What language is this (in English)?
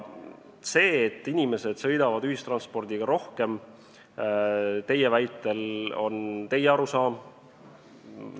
Estonian